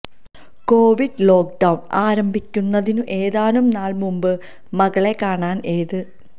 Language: Malayalam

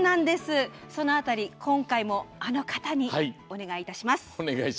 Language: Japanese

